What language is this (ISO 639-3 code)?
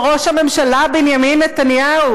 heb